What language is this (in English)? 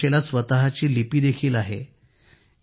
Marathi